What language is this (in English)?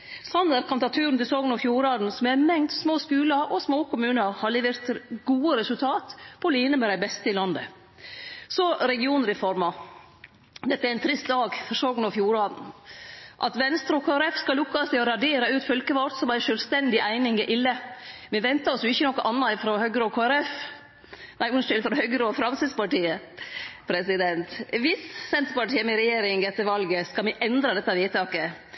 Norwegian Nynorsk